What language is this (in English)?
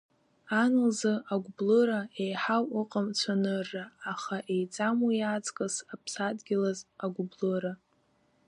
Abkhazian